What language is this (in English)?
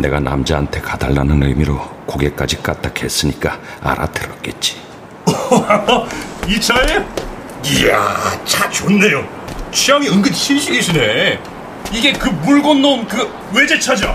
Korean